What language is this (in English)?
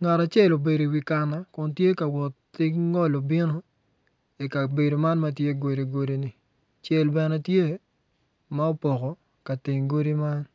Acoli